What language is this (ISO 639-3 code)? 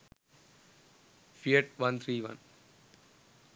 sin